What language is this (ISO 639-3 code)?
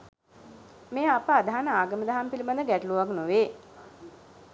sin